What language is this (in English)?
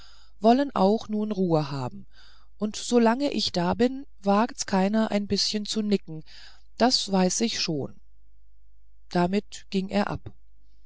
German